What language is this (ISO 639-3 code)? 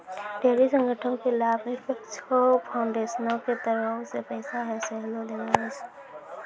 mai